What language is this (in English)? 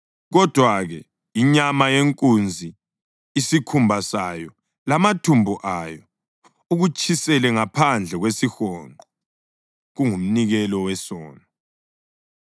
North Ndebele